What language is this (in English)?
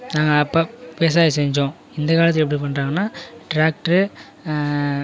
Tamil